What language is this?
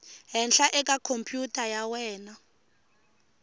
Tsonga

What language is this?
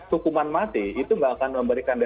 Indonesian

